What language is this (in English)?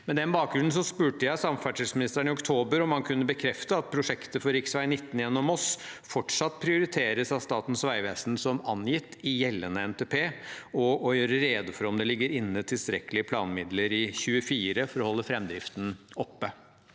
Norwegian